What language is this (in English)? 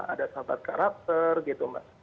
Indonesian